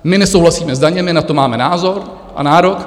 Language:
Czech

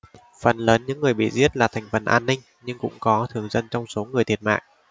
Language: Vietnamese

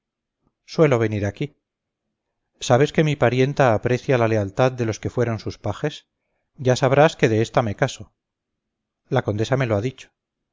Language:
Spanish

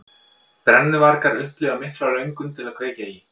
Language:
Icelandic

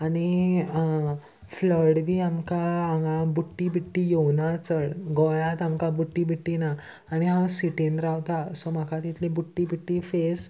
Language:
Konkani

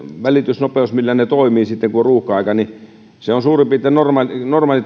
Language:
Finnish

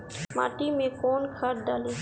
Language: Bhojpuri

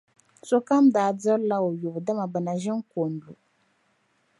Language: Dagbani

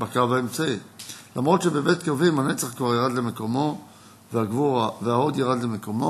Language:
Hebrew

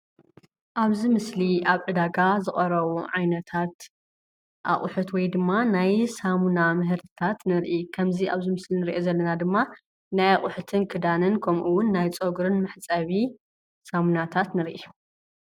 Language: Tigrinya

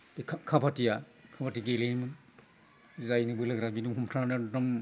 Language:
Bodo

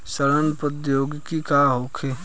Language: Bhojpuri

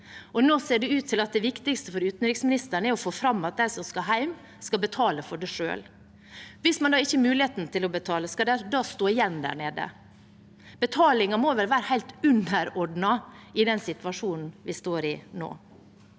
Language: Norwegian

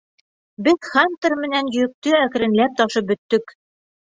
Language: Bashkir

